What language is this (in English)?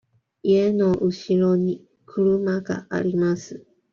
Japanese